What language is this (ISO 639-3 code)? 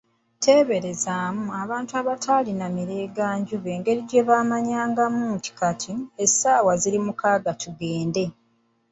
lug